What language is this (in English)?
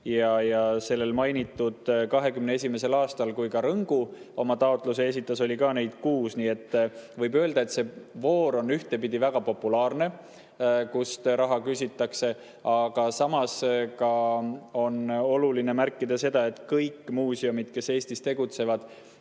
Estonian